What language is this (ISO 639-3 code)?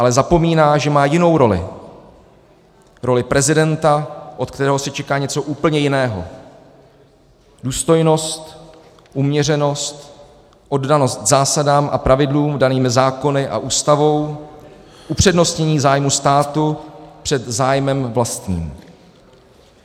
ces